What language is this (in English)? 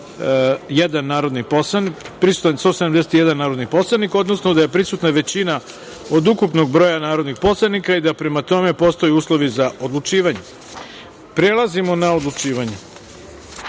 Serbian